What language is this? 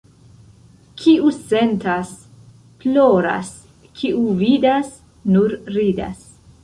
Esperanto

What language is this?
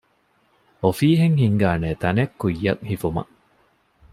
Divehi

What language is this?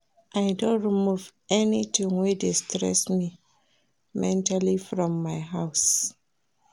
Nigerian Pidgin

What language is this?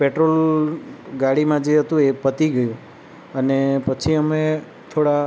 Gujarati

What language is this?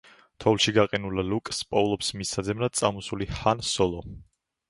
Georgian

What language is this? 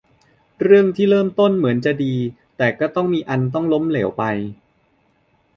Thai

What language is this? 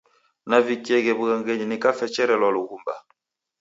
Taita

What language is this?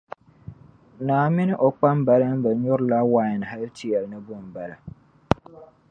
Dagbani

